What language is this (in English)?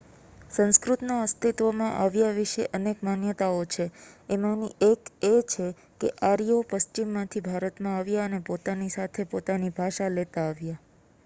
Gujarati